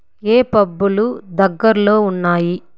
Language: Telugu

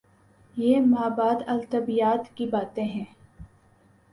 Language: Urdu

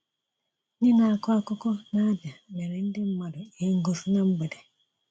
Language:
Igbo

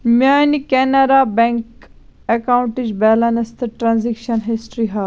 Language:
Kashmiri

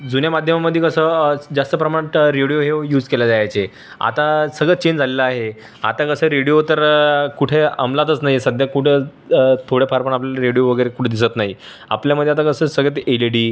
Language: Marathi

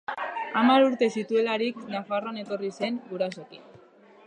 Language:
Basque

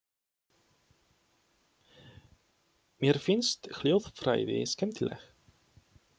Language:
Icelandic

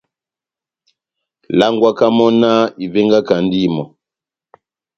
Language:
Batanga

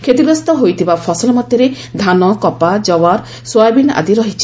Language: Odia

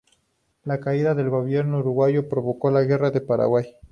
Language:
Spanish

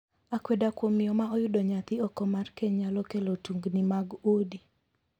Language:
Luo (Kenya and Tanzania)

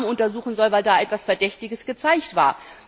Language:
German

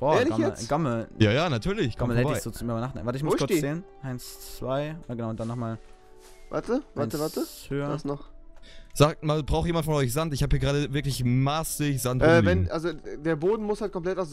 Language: German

